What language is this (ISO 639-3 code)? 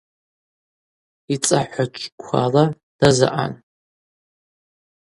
abq